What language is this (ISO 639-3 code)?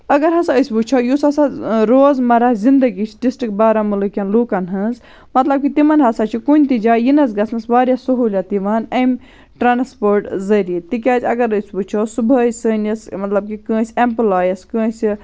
kas